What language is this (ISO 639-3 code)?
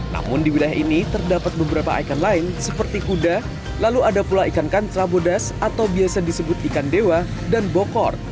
ind